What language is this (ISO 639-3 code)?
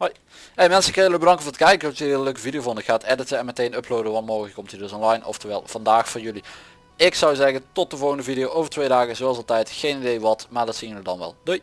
nld